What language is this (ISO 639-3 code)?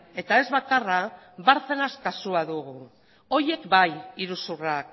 eus